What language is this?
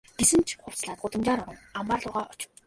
Mongolian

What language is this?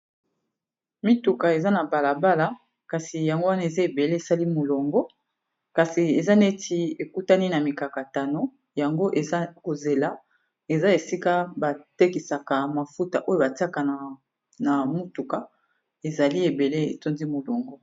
Lingala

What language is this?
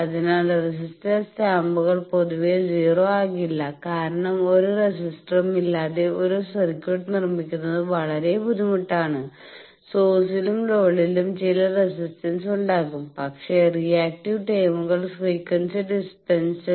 Malayalam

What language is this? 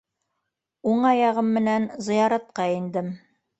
Bashkir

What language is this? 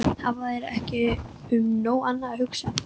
Icelandic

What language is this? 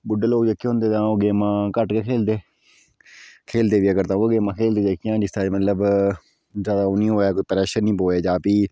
Dogri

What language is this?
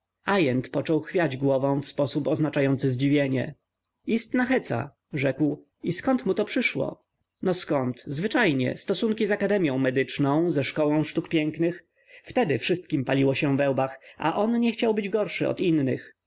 Polish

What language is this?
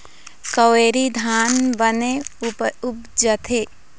Chhattisgarhi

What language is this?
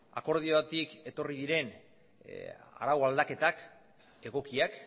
Basque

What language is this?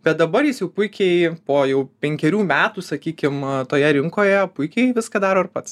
Lithuanian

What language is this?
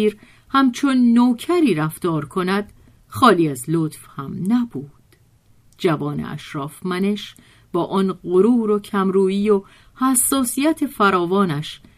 Persian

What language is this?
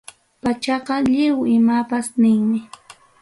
Ayacucho Quechua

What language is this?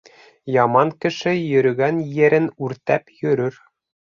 Bashkir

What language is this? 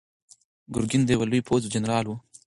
Pashto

